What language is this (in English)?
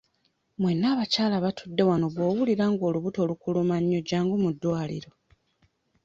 Ganda